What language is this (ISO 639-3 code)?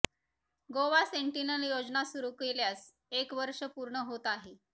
mar